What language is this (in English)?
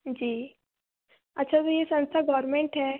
Hindi